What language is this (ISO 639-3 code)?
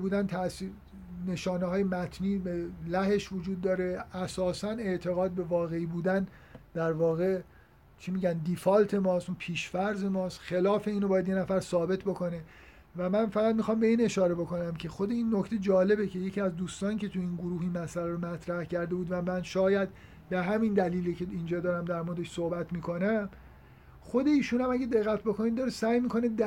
fas